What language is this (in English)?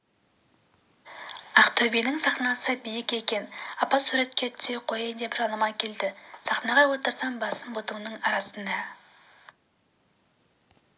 Kazakh